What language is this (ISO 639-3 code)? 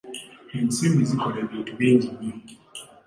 lug